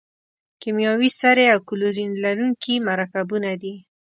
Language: Pashto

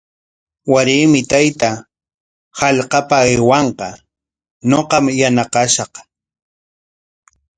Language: Corongo Ancash Quechua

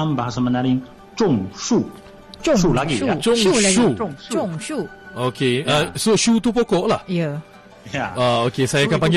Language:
Malay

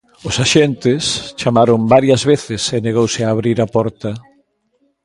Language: Galician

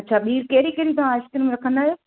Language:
Sindhi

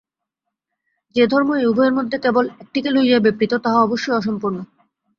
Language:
Bangla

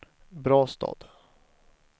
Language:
Swedish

